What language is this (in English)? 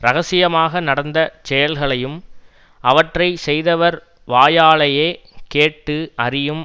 Tamil